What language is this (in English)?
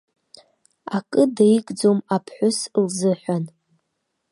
Abkhazian